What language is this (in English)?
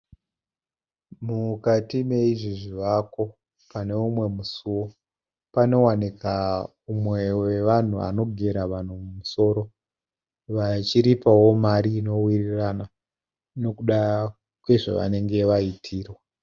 Shona